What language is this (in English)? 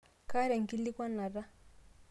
Masai